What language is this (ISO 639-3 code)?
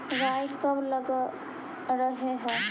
mag